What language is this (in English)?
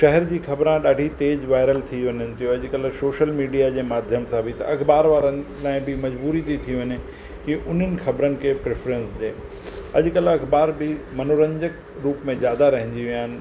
Sindhi